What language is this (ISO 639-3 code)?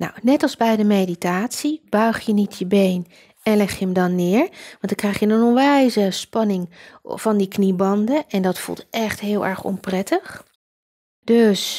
nld